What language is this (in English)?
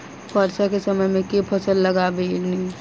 Maithili